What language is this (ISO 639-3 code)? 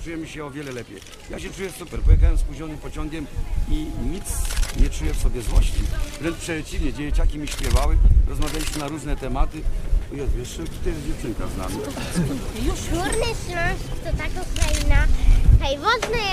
pol